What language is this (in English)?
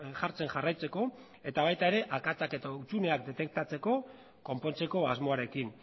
Basque